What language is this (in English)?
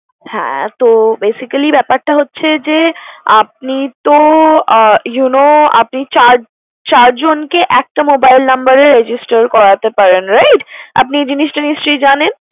Bangla